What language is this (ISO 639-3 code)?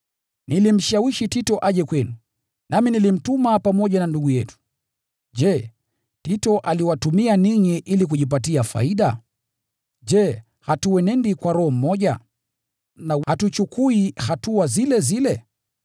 swa